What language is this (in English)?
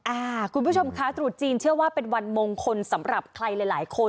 Thai